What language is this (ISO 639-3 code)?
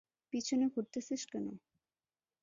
ben